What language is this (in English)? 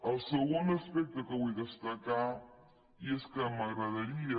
Catalan